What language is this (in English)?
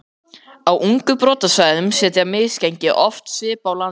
Icelandic